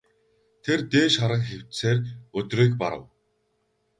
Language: Mongolian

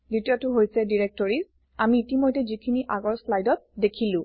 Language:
Assamese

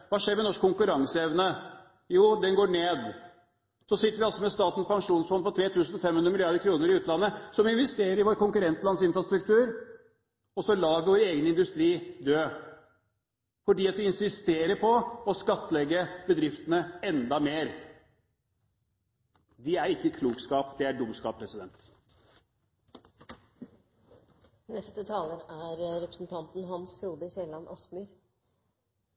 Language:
Norwegian Bokmål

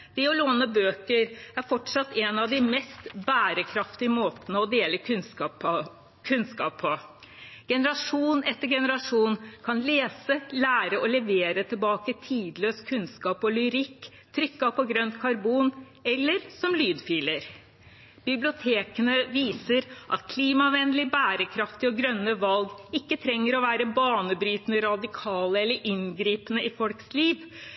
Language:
Norwegian Bokmål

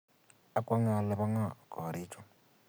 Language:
Kalenjin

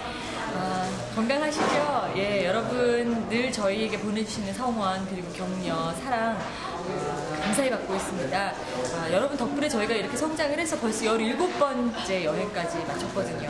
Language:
Korean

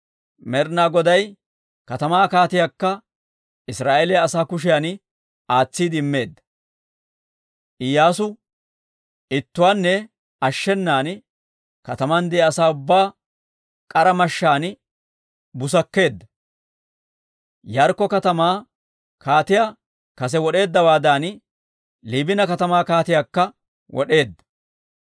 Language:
Dawro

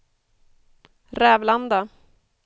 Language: Swedish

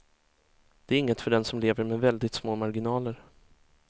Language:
Swedish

